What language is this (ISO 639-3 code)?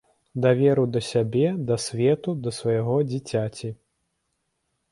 bel